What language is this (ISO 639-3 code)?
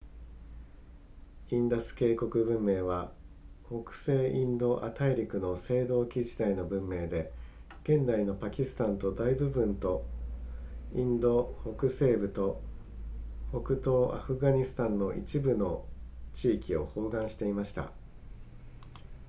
jpn